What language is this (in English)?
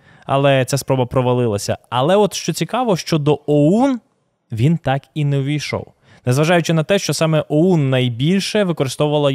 Ukrainian